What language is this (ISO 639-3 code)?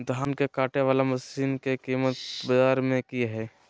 mag